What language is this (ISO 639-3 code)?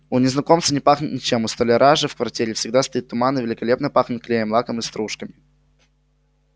rus